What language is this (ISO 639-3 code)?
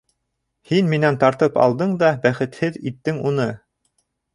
bak